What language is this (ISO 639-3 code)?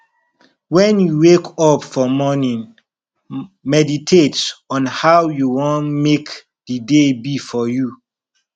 pcm